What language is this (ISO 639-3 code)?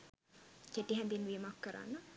sin